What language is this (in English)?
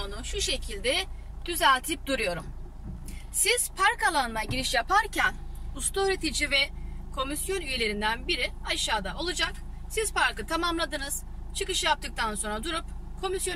Turkish